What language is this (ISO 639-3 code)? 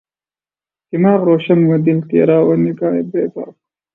urd